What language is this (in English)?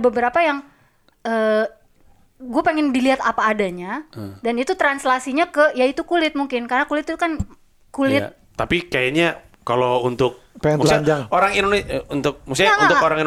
Indonesian